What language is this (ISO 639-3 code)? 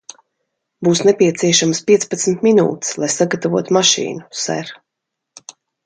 lav